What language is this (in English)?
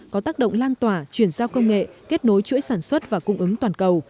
Vietnamese